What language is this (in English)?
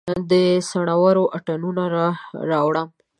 Pashto